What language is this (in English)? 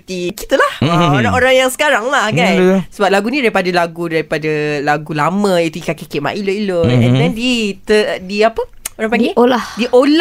Malay